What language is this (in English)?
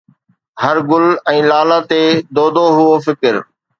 Sindhi